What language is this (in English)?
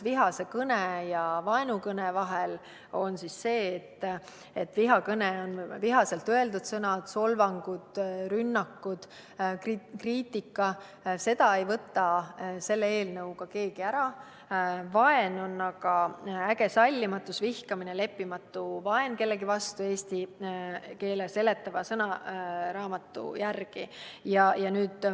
Estonian